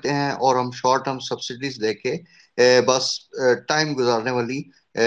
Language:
Urdu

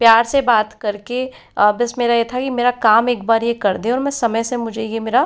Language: Hindi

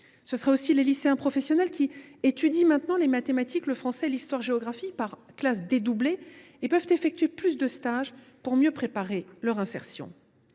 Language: French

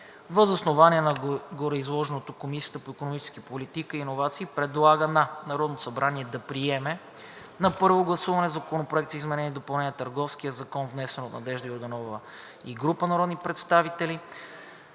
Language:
Bulgarian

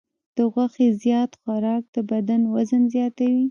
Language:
Pashto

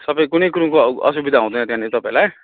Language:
Nepali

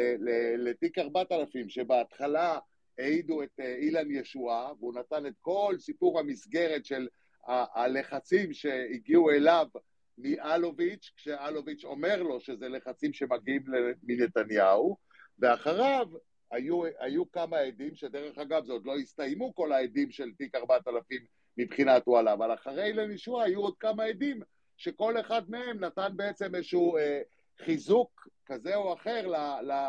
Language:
Hebrew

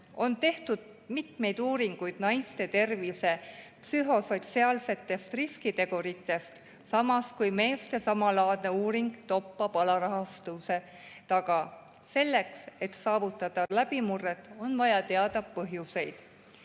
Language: Estonian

